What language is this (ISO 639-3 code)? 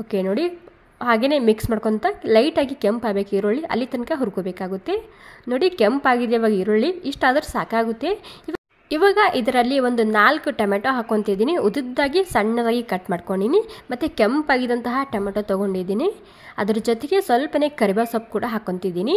kan